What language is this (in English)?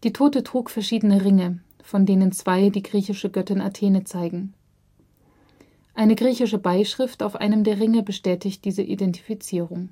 German